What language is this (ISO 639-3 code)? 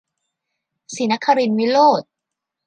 tha